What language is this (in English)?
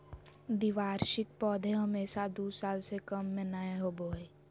Magahi